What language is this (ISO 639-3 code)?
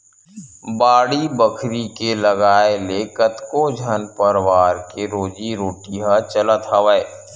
hne